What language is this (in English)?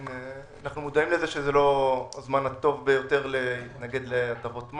Hebrew